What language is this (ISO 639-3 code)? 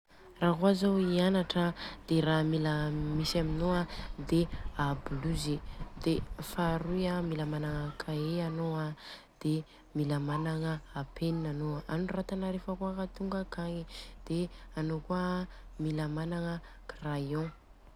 bzc